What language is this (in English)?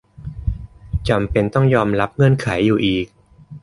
Thai